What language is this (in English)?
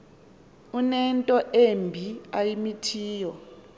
Xhosa